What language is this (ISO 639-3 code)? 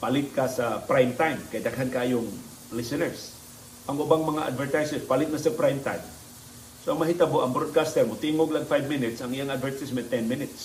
fil